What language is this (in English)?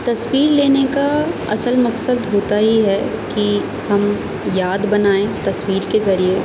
Urdu